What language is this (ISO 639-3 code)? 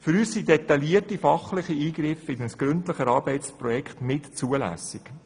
gsw